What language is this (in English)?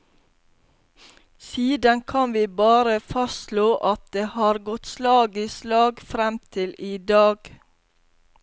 Norwegian